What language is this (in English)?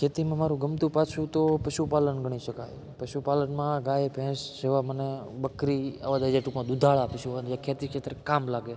Gujarati